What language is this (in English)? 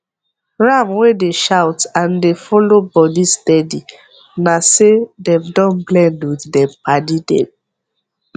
Nigerian Pidgin